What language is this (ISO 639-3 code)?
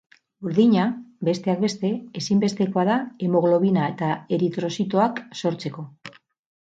eus